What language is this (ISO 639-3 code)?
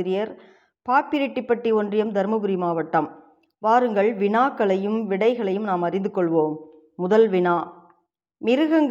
tam